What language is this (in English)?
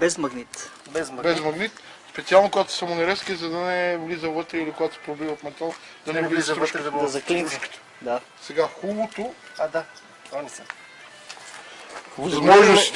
Bulgarian